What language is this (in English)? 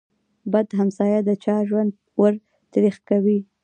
Pashto